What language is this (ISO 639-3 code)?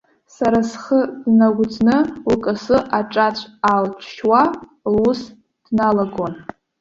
abk